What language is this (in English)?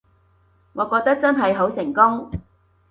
Cantonese